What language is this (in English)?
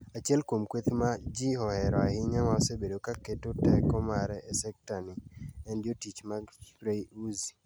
Luo (Kenya and Tanzania)